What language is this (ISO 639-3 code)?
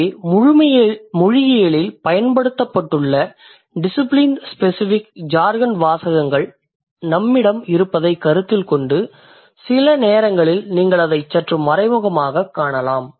tam